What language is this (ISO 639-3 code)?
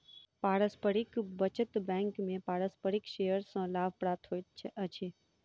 mai